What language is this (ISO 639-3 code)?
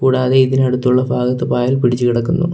mal